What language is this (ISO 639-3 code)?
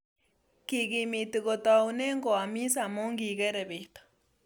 kln